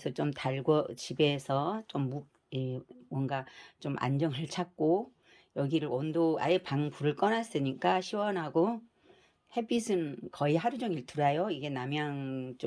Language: Korean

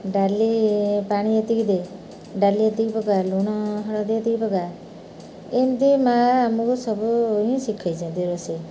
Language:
Odia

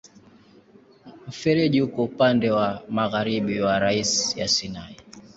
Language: Swahili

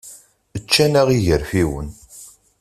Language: Kabyle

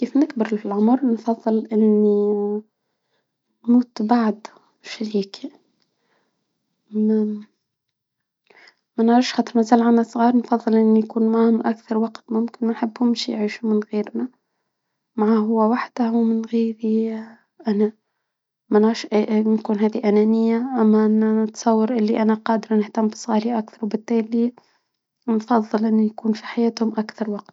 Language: Tunisian Arabic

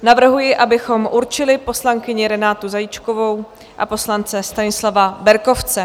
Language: Czech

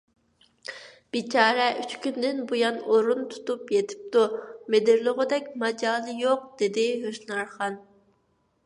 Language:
Uyghur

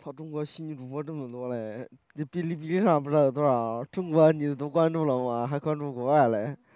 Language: Chinese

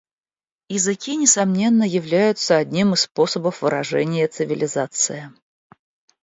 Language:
Russian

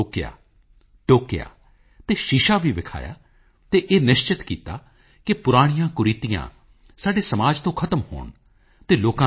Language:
Punjabi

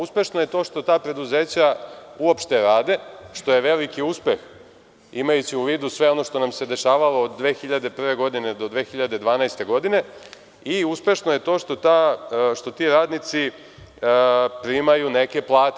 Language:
Serbian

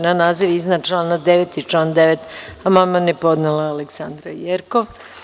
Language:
Serbian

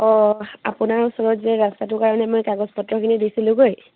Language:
Assamese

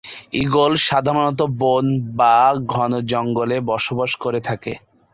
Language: Bangla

